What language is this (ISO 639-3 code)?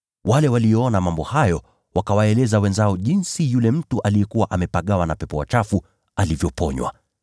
swa